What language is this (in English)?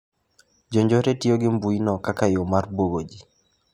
Luo (Kenya and Tanzania)